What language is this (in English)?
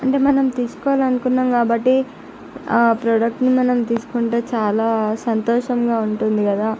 Telugu